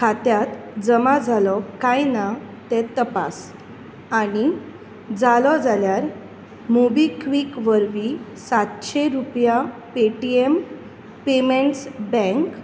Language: Konkani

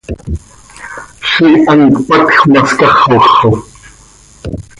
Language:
Seri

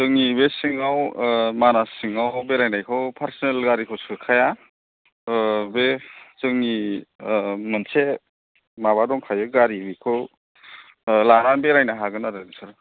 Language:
Bodo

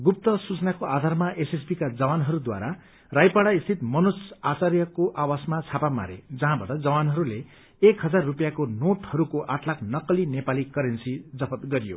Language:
Nepali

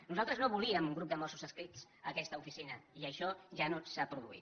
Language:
Catalan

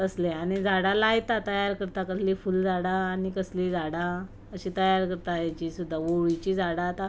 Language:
Konkani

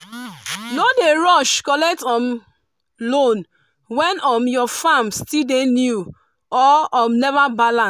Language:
Nigerian Pidgin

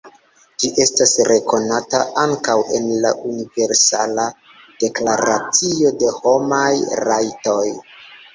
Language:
Esperanto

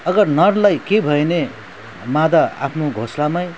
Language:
Nepali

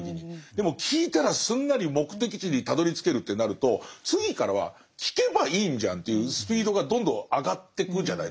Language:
Japanese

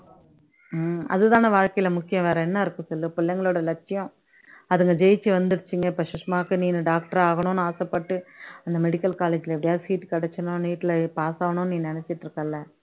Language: Tamil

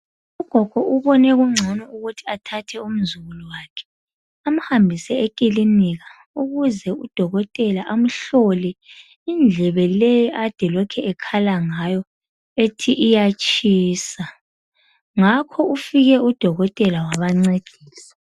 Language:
North Ndebele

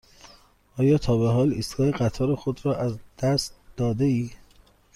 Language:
Persian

